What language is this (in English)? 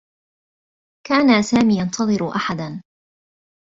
Arabic